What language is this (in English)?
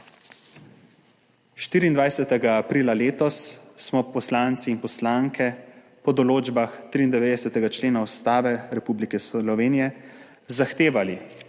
Slovenian